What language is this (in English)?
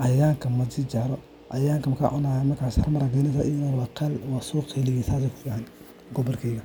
Somali